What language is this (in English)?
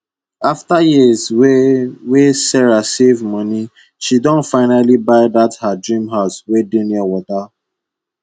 Nigerian Pidgin